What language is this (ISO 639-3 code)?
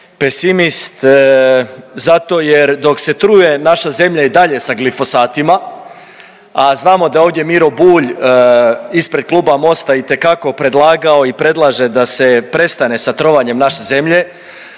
hrv